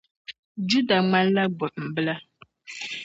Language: Dagbani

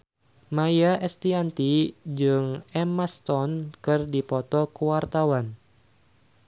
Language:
Sundanese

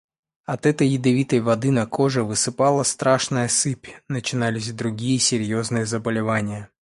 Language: Russian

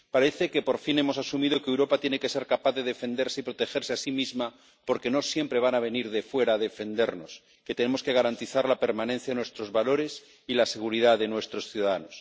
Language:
Spanish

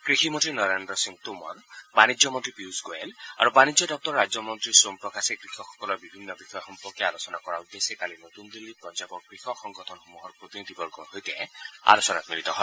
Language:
Assamese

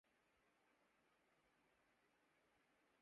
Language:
Urdu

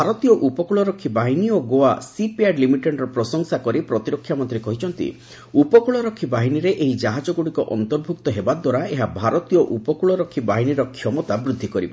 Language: Odia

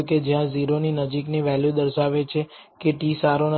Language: Gujarati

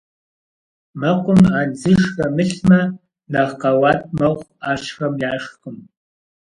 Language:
Kabardian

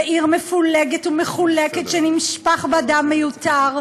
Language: Hebrew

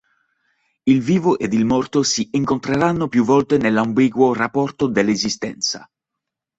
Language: Italian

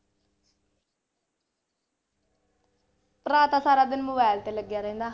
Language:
Punjabi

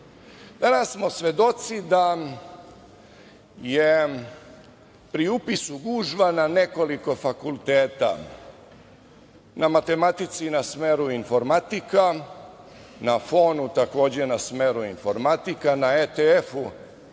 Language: Serbian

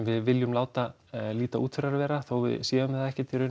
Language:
Icelandic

